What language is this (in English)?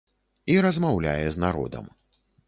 Belarusian